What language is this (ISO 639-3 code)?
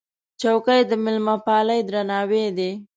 pus